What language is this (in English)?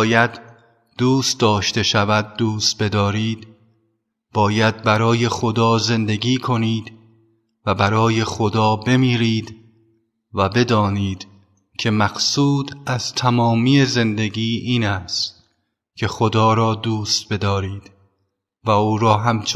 Persian